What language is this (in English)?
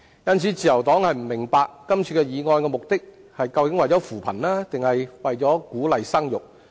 Cantonese